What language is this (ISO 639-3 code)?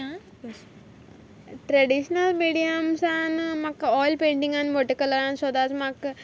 kok